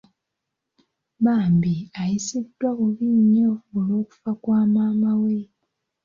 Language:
Ganda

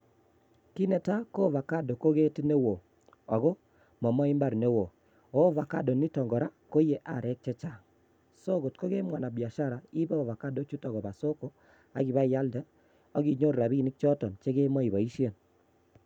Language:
Kalenjin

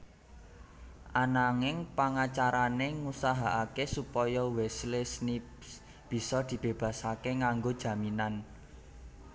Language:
Javanese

